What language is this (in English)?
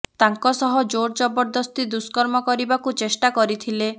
Odia